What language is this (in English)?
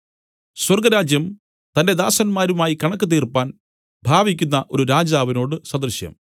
Malayalam